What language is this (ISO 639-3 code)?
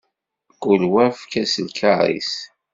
kab